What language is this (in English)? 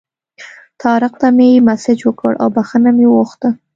Pashto